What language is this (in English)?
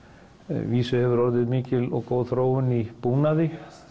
Icelandic